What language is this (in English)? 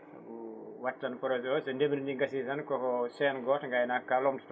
Fula